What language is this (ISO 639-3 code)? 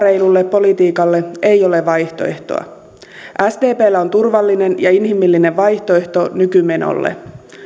fin